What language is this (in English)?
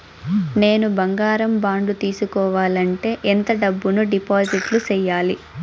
Telugu